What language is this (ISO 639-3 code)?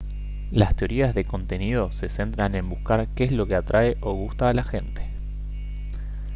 spa